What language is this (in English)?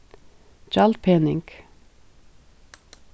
Faroese